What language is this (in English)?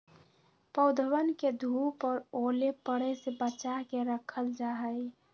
Magahi